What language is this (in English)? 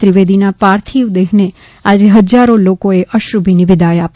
Gujarati